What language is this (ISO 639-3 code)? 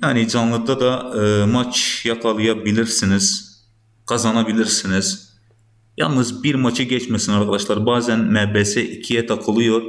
tur